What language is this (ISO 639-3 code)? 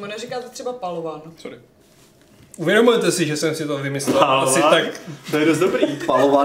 ces